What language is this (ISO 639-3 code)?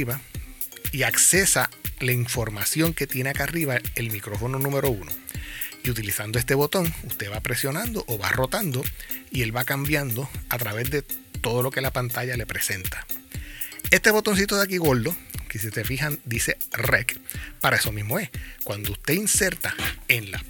spa